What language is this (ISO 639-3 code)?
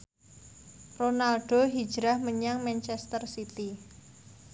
jav